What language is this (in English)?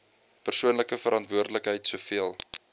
Afrikaans